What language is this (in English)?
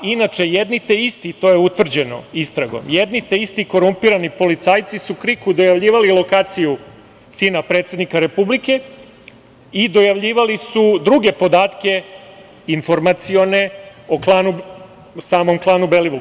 Serbian